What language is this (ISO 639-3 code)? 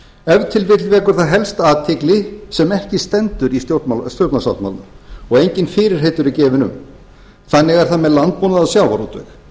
isl